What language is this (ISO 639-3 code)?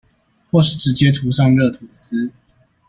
zho